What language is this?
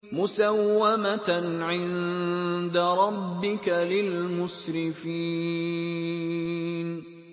Arabic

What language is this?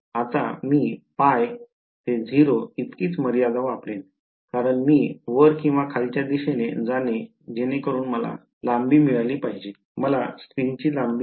Marathi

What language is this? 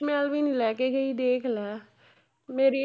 Punjabi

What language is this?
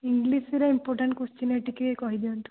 Odia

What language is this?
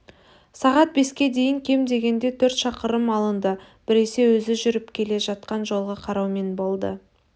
Kazakh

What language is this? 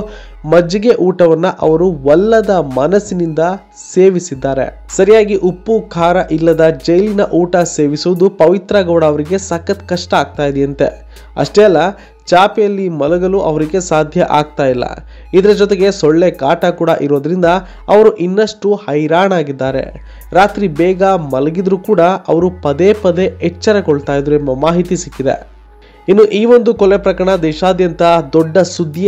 Kannada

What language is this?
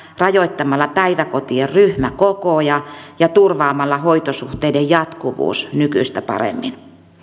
Finnish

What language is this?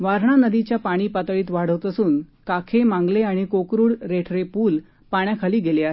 Marathi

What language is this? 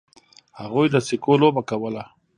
Pashto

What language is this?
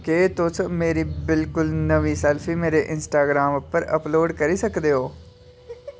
Dogri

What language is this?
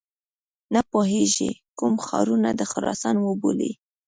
Pashto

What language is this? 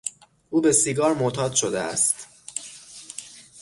Persian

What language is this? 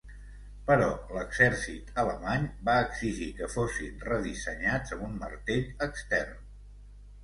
Catalan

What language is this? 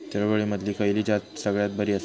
Marathi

